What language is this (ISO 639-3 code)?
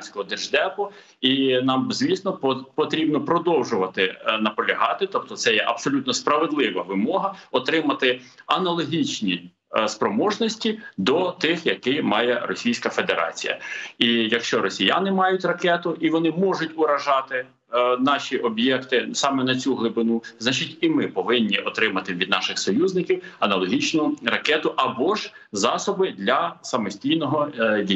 ukr